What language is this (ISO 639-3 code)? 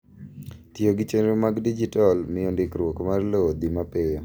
luo